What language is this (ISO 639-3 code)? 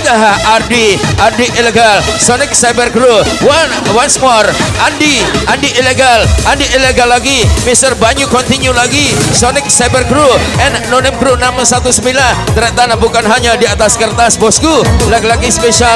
ind